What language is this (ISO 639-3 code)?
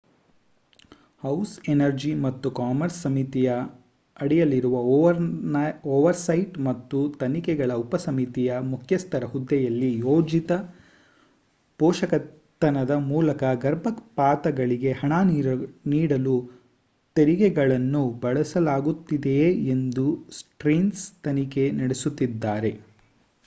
kan